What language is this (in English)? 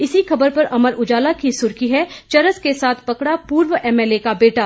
Hindi